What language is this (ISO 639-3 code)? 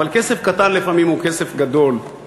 heb